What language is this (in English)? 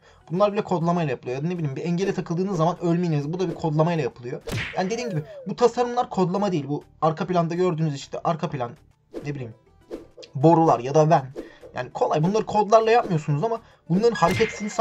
Turkish